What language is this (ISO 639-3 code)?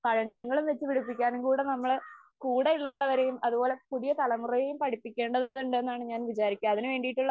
mal